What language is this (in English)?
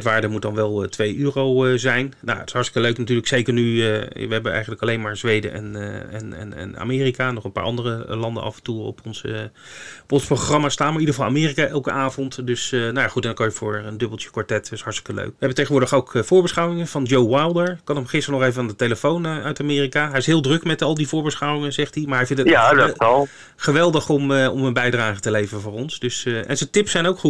Dutch